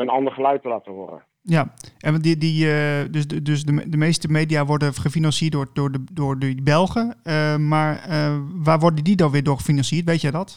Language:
Dutch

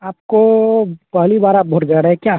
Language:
Hindi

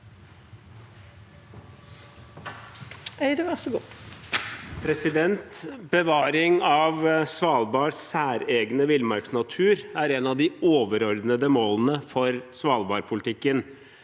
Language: Norwegian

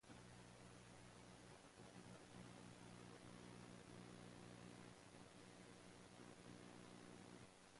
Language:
English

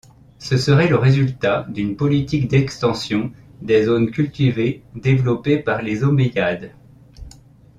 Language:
French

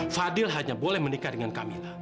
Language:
Indonesian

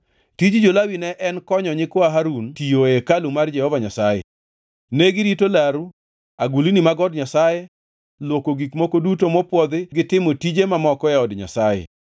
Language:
Luo (Kenya and Tanzania)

